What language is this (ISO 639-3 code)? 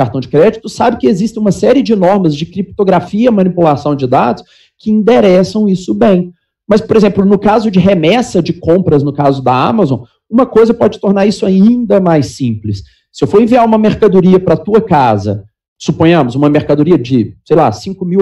por